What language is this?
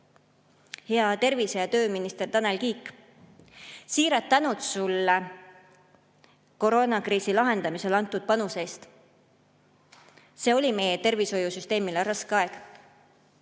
Estonian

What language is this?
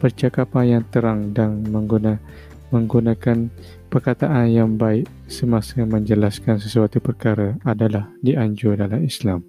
Malay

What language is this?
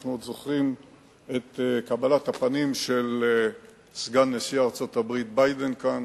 Hebrew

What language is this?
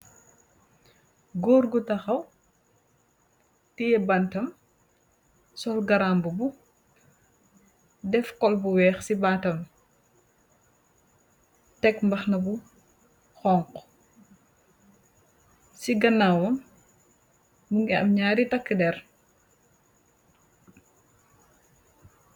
Wolof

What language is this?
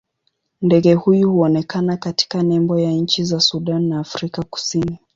Swahili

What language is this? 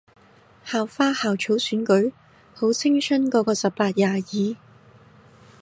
Cantonese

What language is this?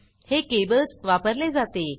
Marathi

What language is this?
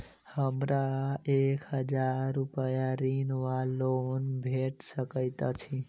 Maithili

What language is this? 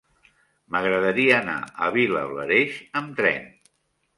Catalan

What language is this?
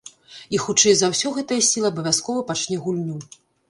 Belarusian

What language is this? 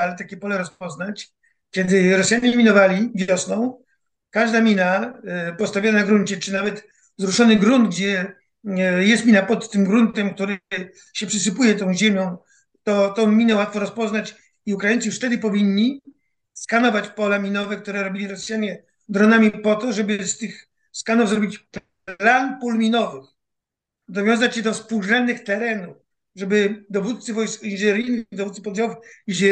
Polish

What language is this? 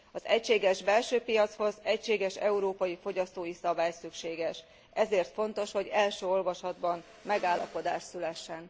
Hungarian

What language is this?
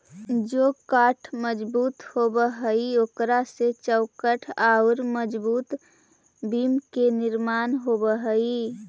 Magahi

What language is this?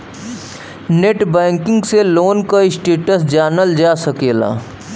Bhojpuri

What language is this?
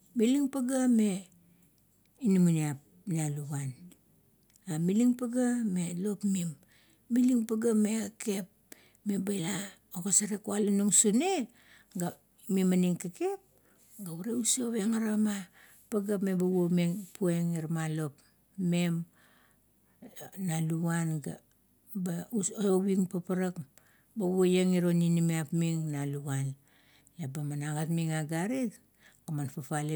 Kuot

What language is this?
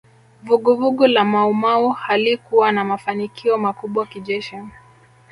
Swahili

